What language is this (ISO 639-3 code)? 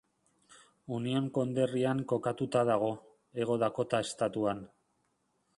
eus